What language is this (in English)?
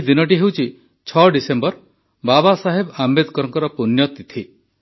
Odia